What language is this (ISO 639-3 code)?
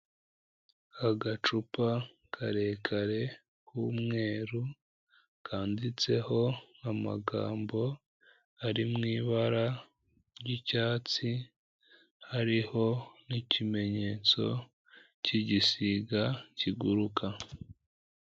kin